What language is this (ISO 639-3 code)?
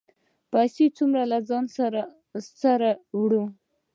pus